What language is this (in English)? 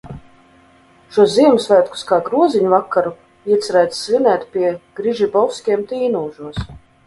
Latvian